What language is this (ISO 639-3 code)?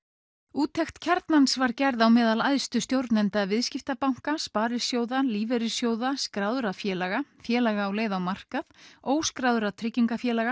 isl